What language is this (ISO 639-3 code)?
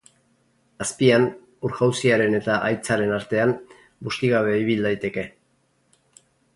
eus